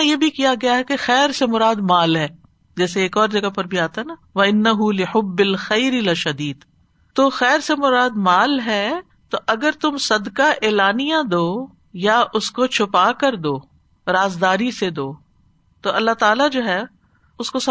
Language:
Urdu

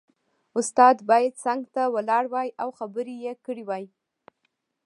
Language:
Pashto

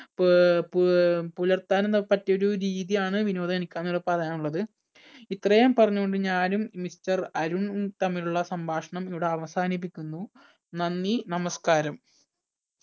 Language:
Malayalam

